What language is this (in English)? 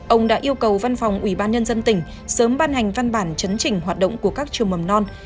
Vietnamese